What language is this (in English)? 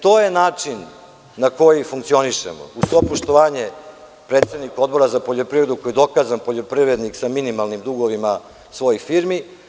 Serbian